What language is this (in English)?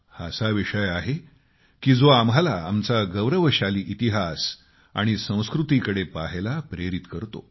Marathi